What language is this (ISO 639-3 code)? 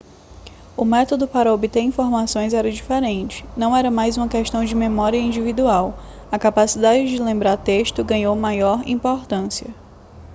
por